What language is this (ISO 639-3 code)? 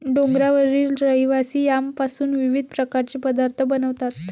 mar